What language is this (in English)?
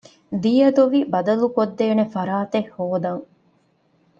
Divehi